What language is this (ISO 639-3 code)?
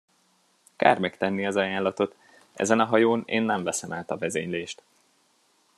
hun